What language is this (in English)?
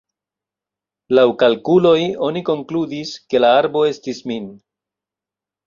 Esperanto